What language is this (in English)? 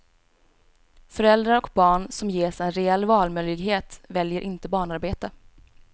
Swedish